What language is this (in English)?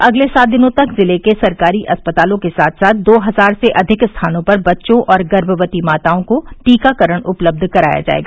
Hindi